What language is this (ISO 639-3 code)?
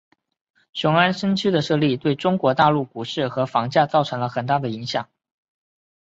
zho